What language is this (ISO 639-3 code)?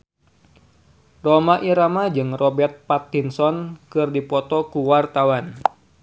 sun